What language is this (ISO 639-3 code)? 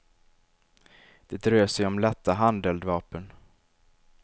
swe